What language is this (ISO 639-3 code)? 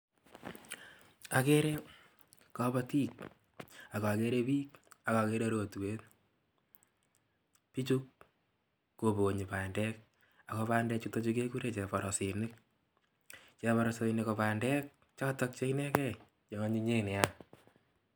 kln